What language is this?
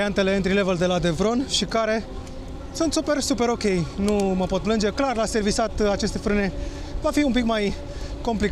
Romanian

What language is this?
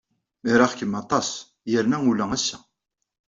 Kabyle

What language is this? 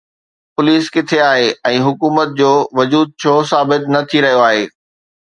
Sindhi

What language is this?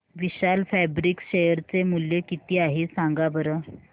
Marathi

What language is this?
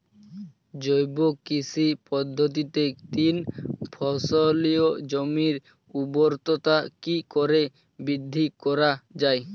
Bangla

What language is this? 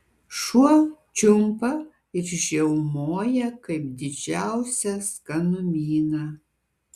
Lithuanian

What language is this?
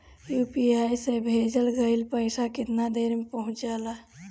Bhojpuri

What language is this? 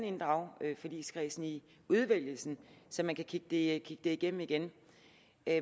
Danish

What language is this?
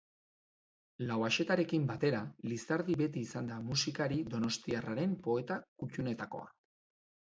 Basque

